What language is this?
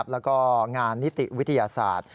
Thai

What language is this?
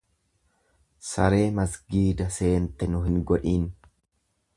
Oromo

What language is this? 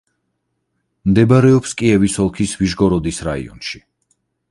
Georgian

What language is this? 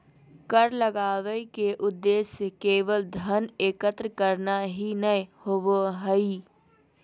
Magahi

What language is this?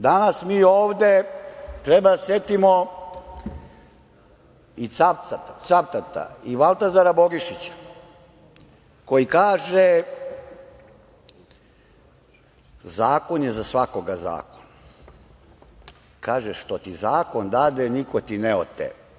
Serbian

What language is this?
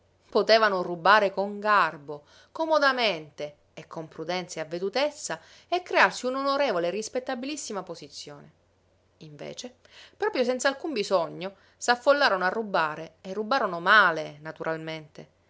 Italian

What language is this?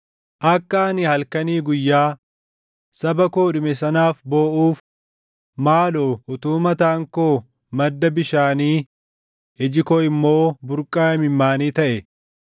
Oromo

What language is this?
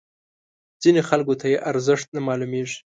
Pashto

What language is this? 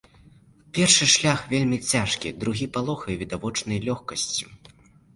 Belarusian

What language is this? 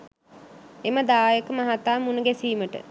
Sinhala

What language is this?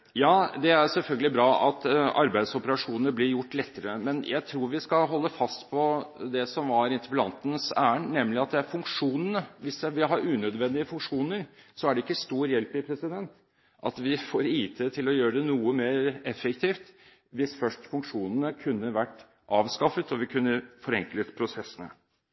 Norwegian Bokmål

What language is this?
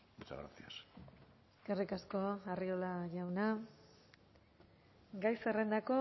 Basque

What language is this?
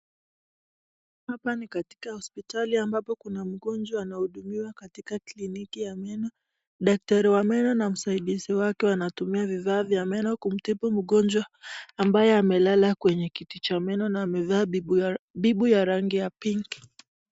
Swahili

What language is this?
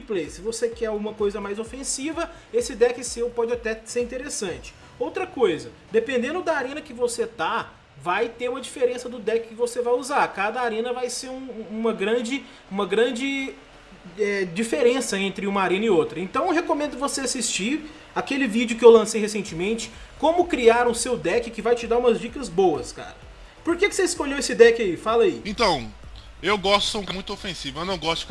Portuguese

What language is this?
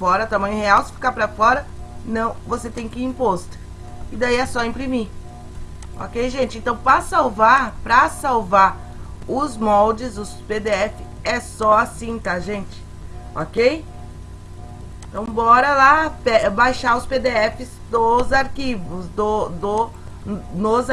Portuguese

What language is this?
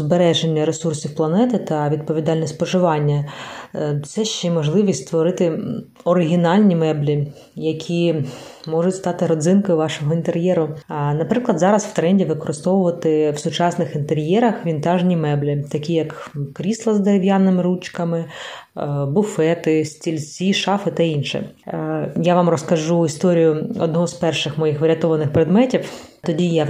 Ukrainian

